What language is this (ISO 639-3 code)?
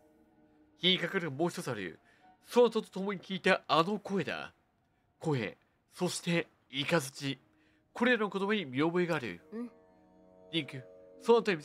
jpn